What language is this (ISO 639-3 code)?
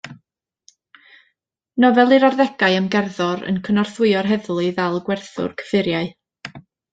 cym